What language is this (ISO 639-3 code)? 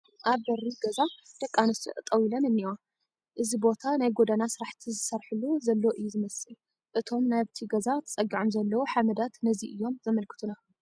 tir